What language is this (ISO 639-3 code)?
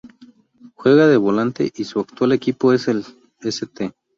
spa